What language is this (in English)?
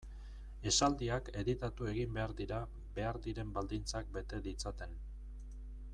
Basque